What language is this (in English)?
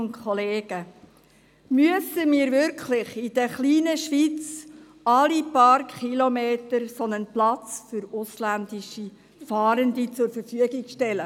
Swiss German